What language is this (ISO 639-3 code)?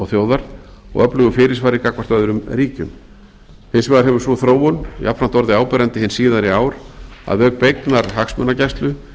isl